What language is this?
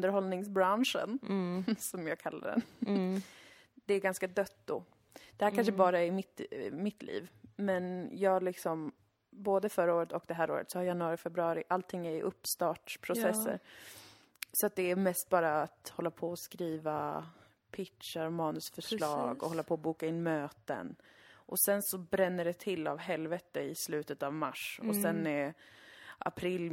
Swedish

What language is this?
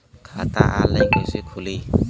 Bhojpuri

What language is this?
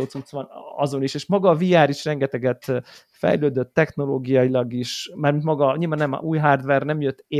Hungarian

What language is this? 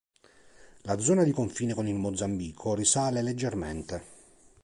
Italian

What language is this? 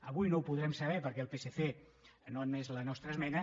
Catalan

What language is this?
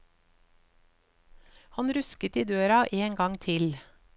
Norwegian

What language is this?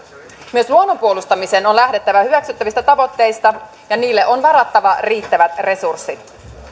Finnish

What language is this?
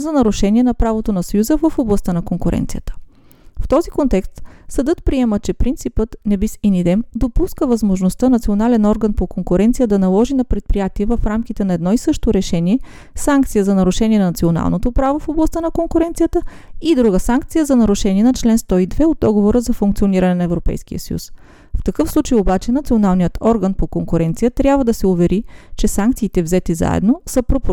Bulgarian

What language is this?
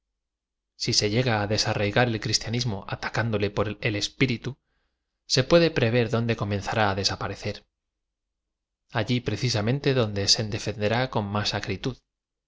Spanish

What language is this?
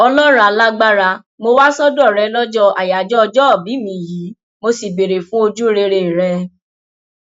Yoruba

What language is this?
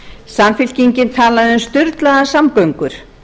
Icelandic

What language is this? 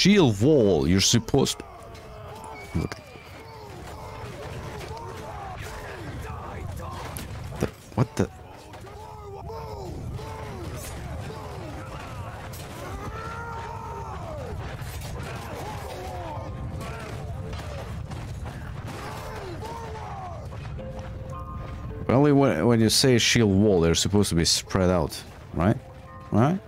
English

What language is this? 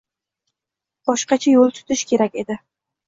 Uzbek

